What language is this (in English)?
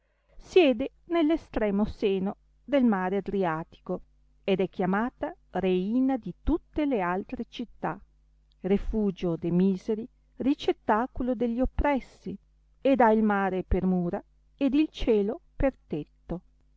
Italian